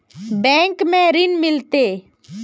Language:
Magahi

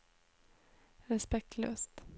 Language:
Norwegian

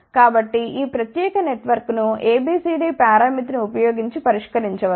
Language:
Telugu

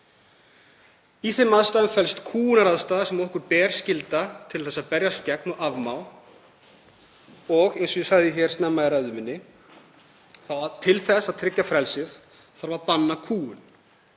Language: Icelandic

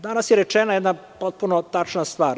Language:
Serbian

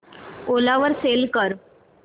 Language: Marathi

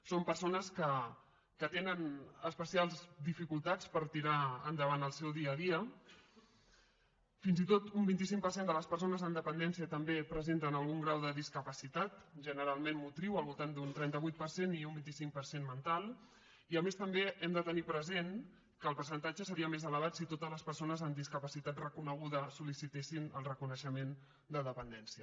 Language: Catalan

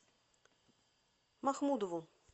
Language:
Russian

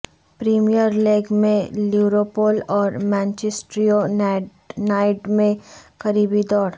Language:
Urdu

